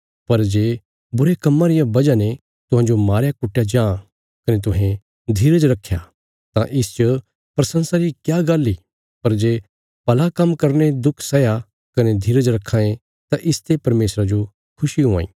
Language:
Bilaspuri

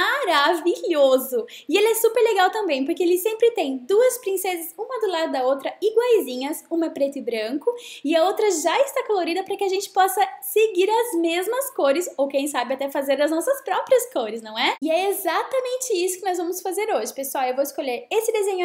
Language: Portuguese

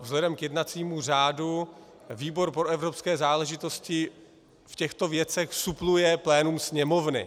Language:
Czech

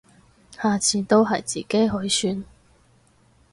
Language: Cantonese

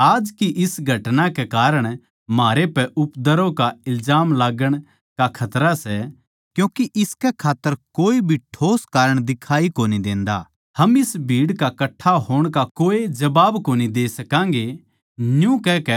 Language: Haryanvi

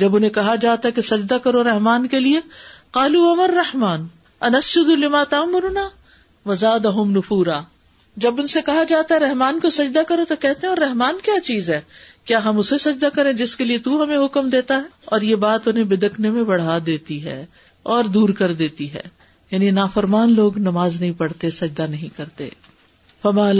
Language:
Urdu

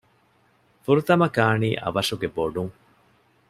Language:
Divehi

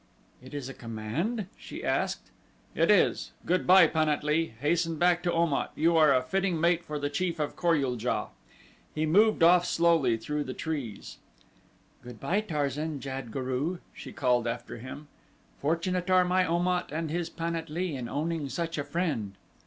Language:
English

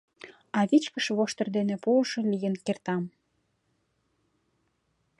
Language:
Mari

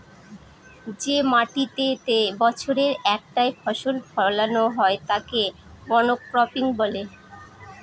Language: Bangla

